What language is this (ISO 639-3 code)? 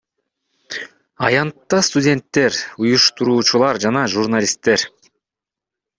kir